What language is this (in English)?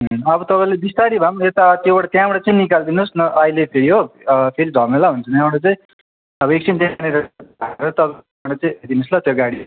Nepali